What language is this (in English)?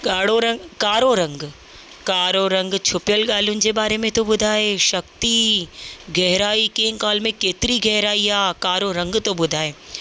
Sindhi